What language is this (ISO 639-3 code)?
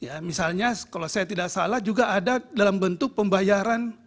ind